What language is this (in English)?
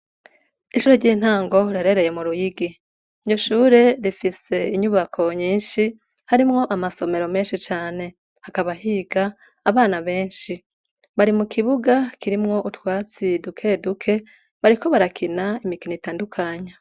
Rundi